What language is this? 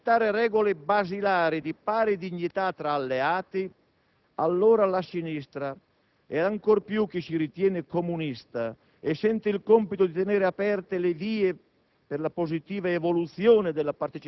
Italian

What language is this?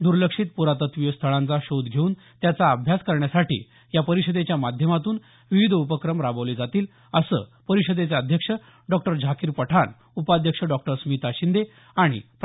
Marathi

